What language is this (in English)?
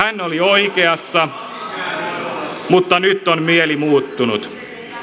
Finnish